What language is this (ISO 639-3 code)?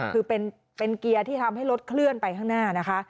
tha